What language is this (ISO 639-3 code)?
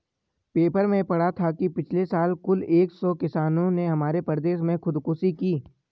hin